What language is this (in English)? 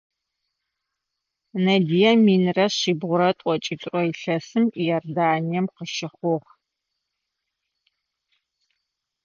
Adyghe